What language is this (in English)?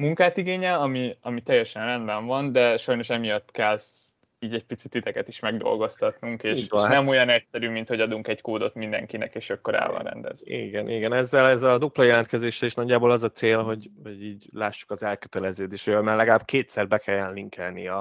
Hungarian